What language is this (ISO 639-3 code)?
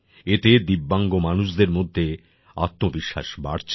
ben